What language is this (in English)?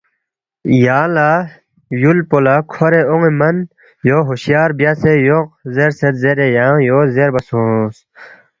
Balti